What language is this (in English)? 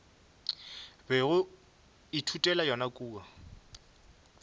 Northern Sotho